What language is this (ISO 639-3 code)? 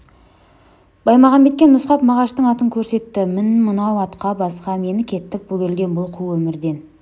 kaz